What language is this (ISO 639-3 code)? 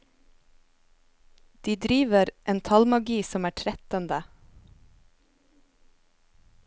nor